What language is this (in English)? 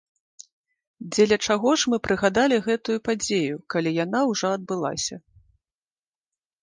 Belarusian